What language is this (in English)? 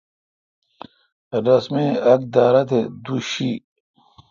Kalkoti